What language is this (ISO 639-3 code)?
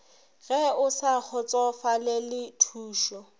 nso